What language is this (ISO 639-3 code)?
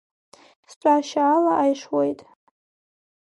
abk